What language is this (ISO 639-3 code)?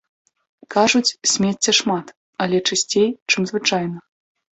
bel